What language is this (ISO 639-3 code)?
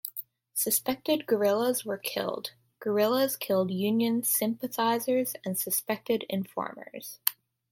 eng